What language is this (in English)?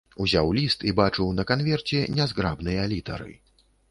Belarusian